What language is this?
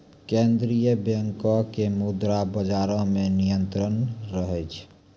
Maithili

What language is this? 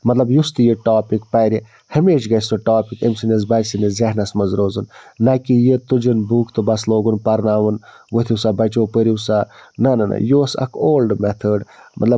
Kashmiri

